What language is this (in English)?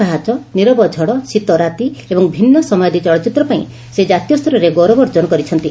Odia